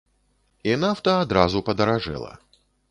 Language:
Belarusian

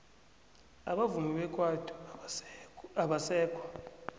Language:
South Ndebele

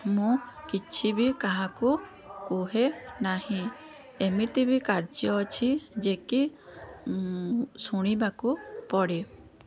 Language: Odia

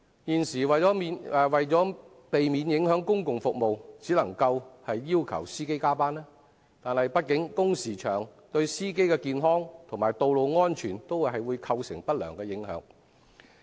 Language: Cantonese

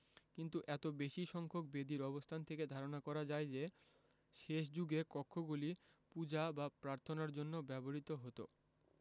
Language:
Bangla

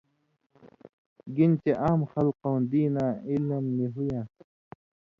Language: Indus Kohistani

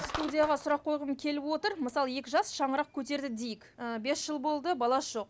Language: Kazakh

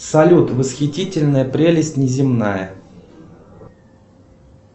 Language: Russian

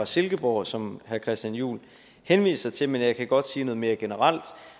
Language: Danish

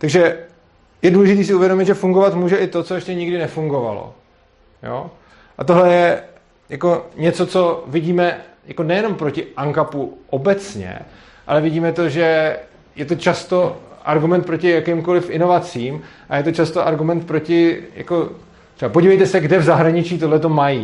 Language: Czech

